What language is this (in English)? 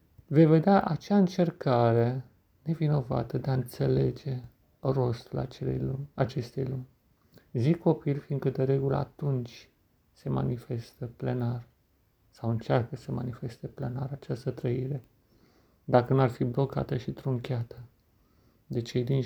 Romanian